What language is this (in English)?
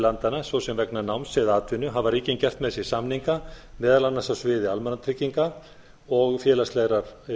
Icelandic